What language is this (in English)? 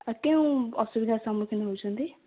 Odia